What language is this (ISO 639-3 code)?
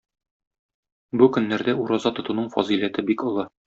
tat